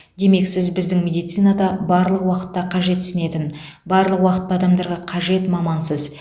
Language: Kazakh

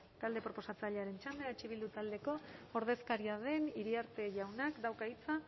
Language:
Basque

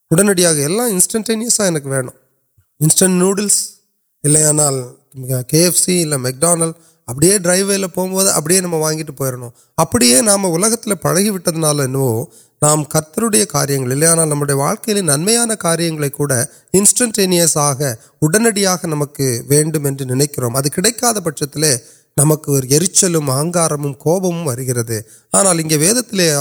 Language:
Urdu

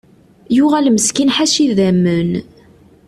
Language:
Kabyle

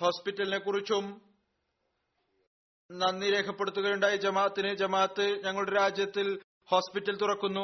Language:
Malayalam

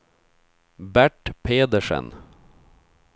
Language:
Swedish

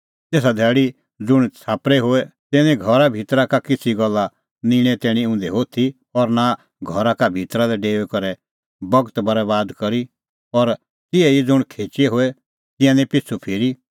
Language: Kullu Pahari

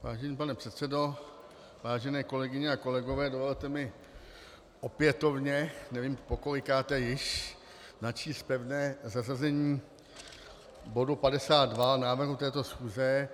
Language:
Czech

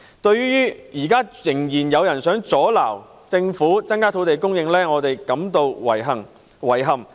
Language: Cantonese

